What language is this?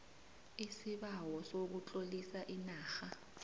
South Ndebele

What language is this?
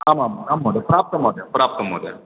Sanskrit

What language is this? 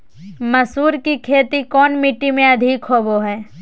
Magahi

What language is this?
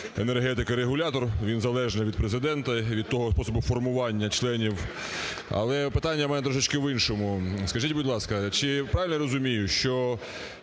Ukrainian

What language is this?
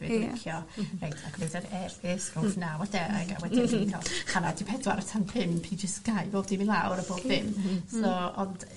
Welsh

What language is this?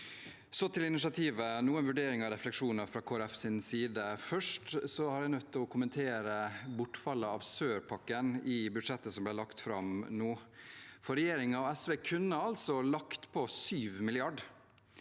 Norwegian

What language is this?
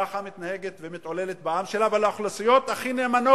Hebrew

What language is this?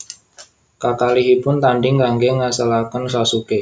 Javanese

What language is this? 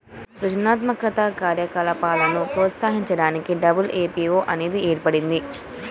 Telugu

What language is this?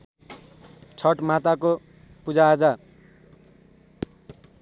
Nepali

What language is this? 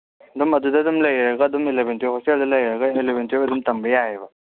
Manipuri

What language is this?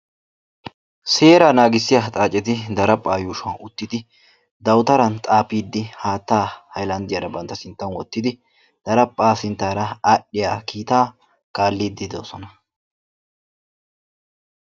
Wolaytta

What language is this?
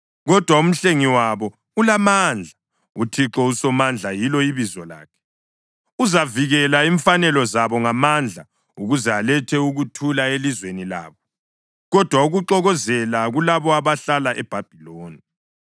North Ndebele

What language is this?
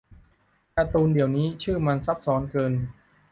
Thai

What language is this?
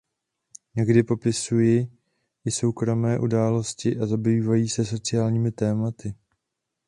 Czech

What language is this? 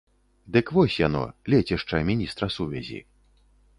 Belarusian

